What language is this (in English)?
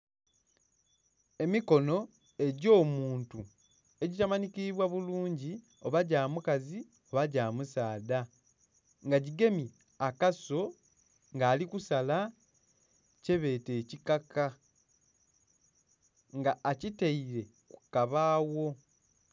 Soga